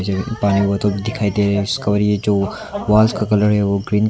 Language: Hindi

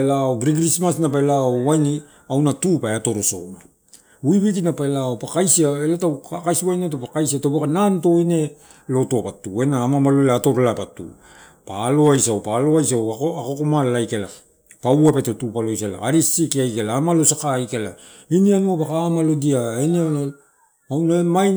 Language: Torau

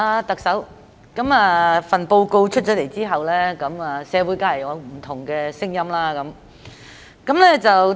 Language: Cantonese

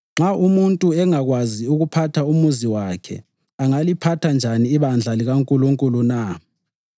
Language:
North Ndebele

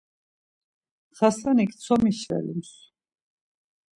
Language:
Laz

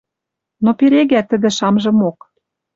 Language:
Western Mari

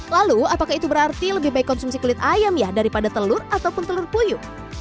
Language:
Indonesian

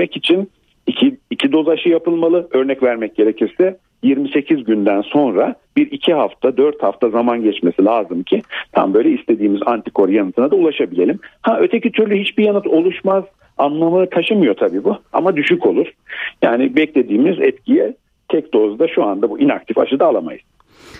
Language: Turkish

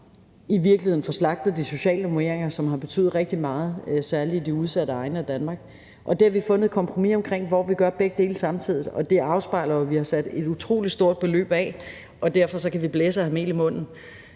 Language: Danish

